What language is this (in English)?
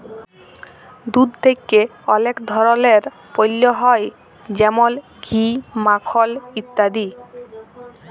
Bangla